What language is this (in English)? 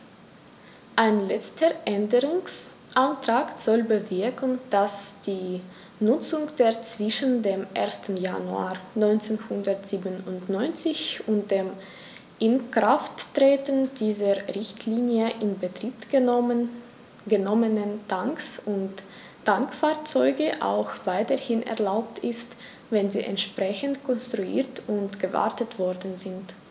German